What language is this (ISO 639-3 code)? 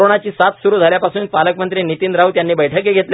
mar